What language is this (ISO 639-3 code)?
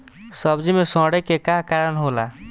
bho